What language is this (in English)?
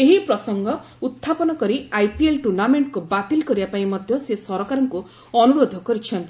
Odia